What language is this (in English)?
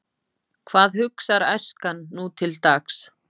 Icelandic